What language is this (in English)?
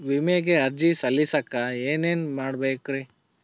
Kannada